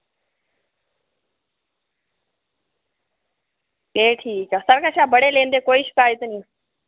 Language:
Dogri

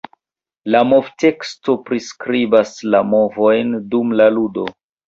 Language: Esperanto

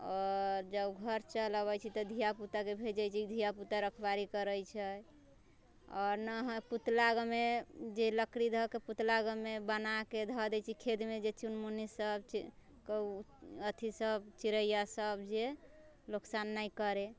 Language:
Maithili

